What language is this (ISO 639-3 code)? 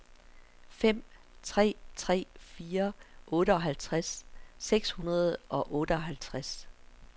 dan